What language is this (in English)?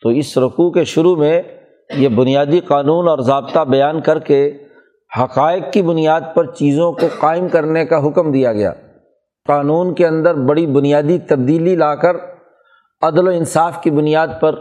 Urdu